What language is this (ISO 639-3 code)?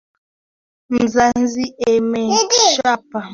swa